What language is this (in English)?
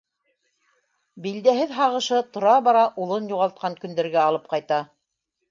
Bashkir